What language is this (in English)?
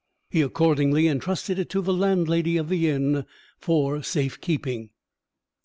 English